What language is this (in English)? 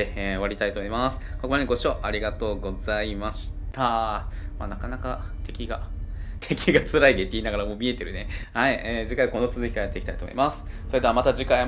Japanese